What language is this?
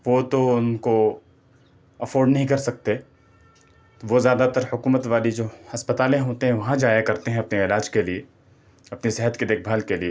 Urdu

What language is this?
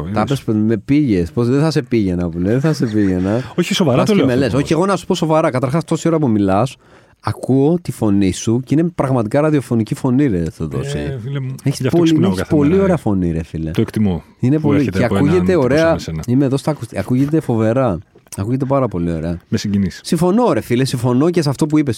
Greek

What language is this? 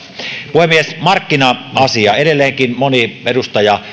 Finnish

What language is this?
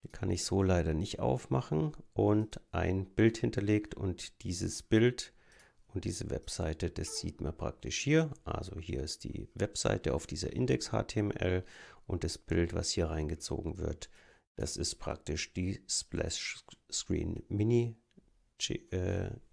German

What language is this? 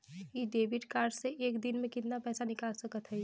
Bhojpuri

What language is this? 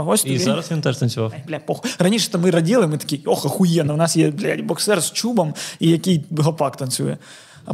Ukrainian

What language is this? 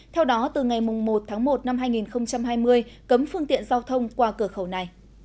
Vietnamese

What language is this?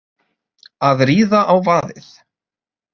Icelandic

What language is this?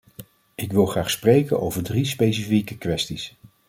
Dutch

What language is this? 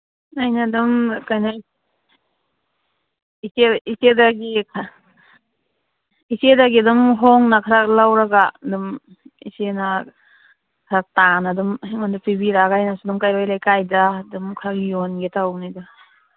Manipuri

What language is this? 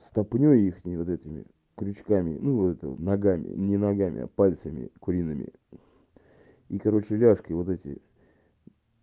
Russian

